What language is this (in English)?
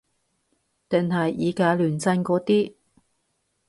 Cantonese